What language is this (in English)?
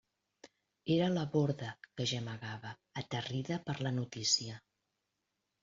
Catalan